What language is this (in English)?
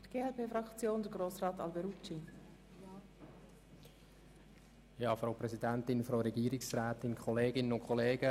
Swiss German